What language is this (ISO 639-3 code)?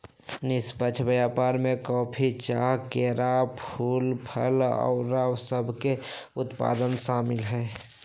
mag